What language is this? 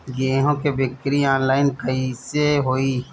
Bhojpuri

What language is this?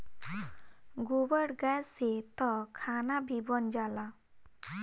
Bhojpuri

